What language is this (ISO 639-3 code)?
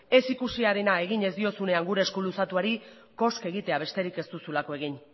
eus